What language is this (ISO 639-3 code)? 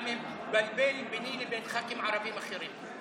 heb